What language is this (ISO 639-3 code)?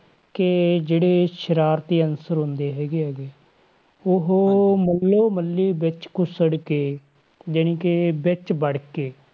pan